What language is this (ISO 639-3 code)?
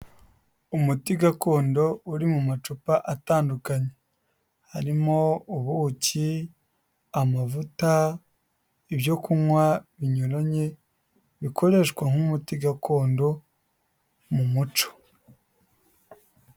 kin